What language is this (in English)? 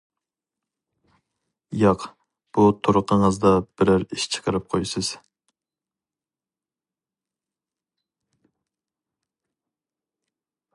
Uyghur